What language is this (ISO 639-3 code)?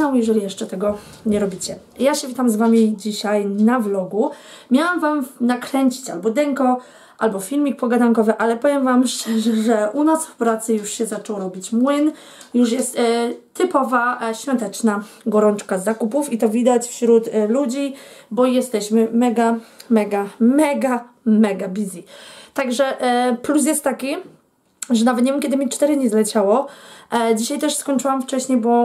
pol